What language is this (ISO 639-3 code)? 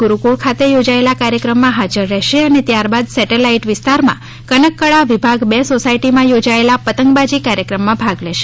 guj